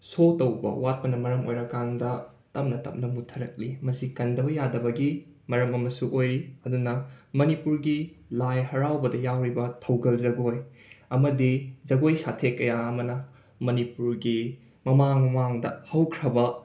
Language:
Manipuri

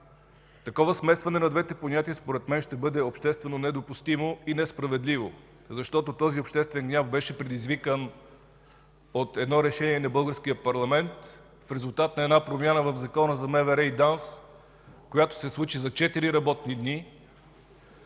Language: Bulgarian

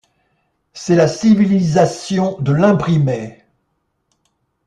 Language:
French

